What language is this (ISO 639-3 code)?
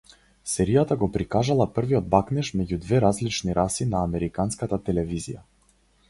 mkd